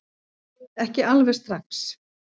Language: Icelandic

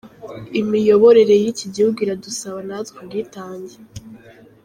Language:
Kinyarwanda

